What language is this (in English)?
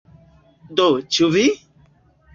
Esperanto